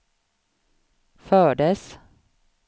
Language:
Swedish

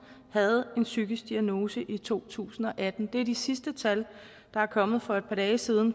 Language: Danish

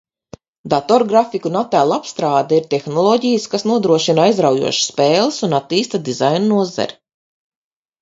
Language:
Latvian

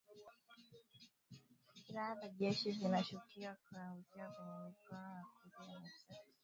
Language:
Swahili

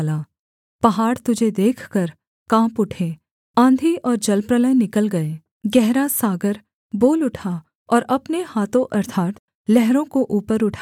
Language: Hindi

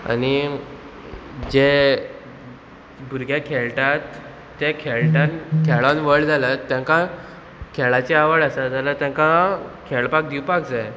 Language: Konkani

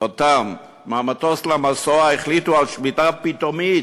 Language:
Hebrew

